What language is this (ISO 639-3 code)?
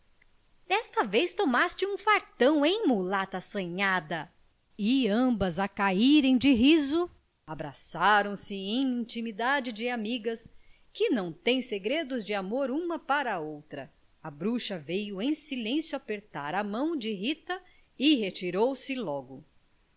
por